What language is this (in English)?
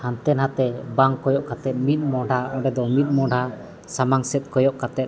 Santali